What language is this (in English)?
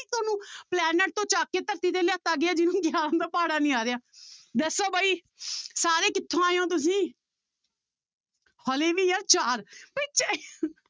Punjabi